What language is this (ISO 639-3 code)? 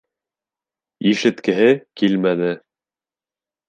bak